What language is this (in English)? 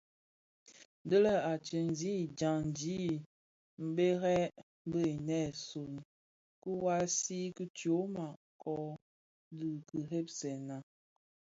Bafia